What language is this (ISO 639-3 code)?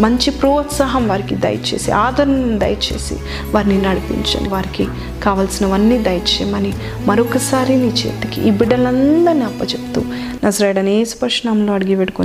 tel